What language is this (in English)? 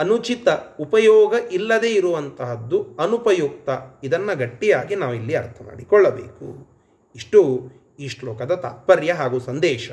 Kannada